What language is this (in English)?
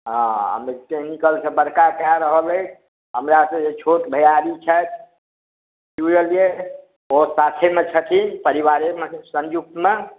Maithili